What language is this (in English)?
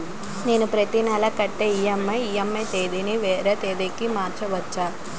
Telugu